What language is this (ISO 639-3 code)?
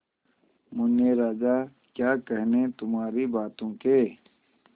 hin